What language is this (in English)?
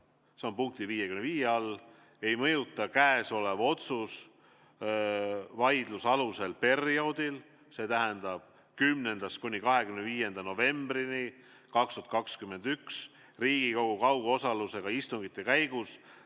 Estonian